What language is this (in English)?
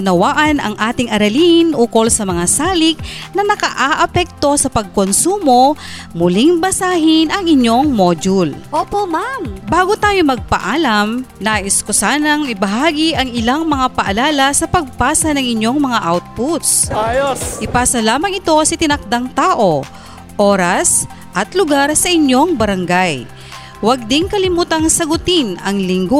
Filipino